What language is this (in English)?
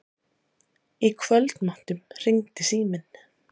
Icelandic